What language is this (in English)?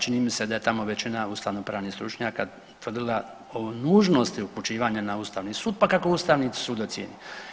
Croatian